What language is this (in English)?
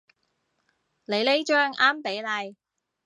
Cantonese